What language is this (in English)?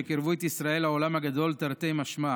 Hebrew